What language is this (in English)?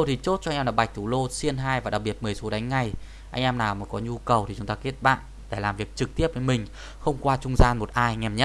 Vietnamese